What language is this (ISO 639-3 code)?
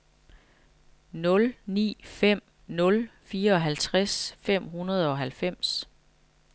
dan